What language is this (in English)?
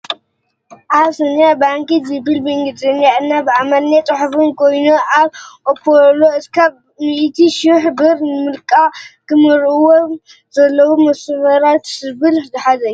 Tigrinya